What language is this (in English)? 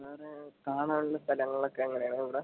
Malayalam